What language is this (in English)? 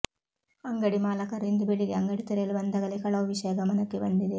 Kannada